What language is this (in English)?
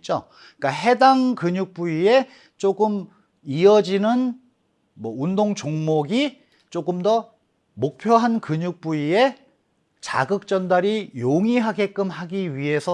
Korean